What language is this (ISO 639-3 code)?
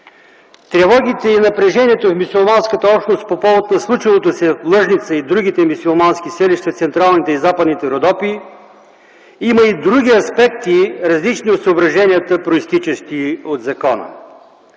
bul